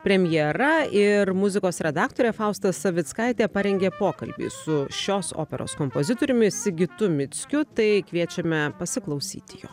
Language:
Lithuanian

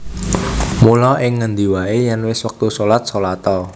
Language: Javanese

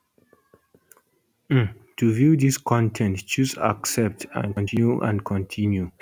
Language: Nigerian Pidgin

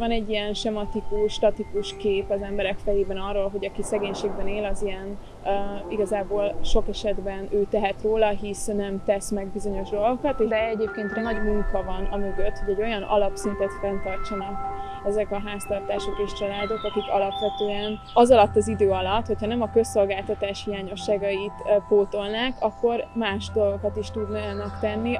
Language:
Hungarian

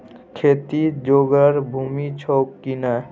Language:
Maithili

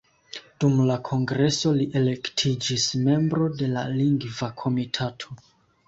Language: Esperanto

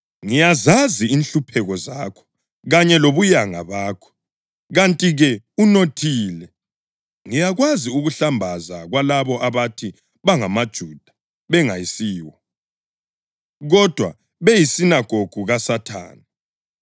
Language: North Ndebele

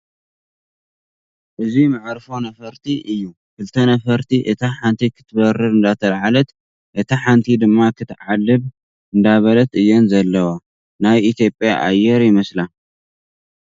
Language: Tigrinya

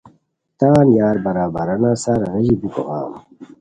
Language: Khowar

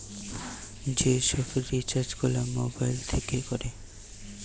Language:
Bangla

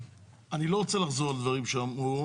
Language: Hebrew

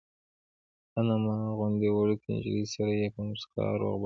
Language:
Pashto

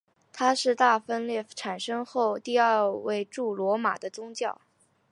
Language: Chinese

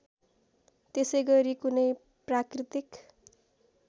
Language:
Nepali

